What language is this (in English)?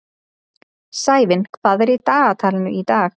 Icelandic